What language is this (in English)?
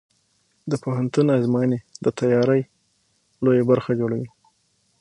Pashto